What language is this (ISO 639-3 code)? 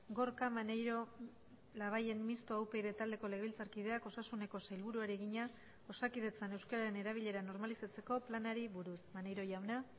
eus